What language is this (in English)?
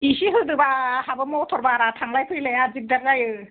Bodo